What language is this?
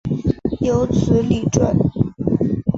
Chinese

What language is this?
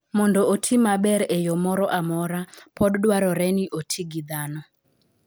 Luo (Kenya and Tanzania)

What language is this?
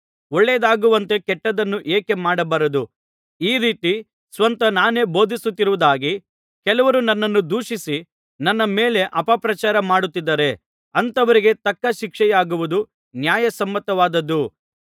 Kannada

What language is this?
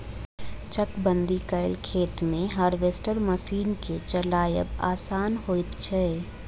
Maithili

